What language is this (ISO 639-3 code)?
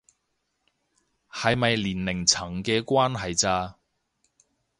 yue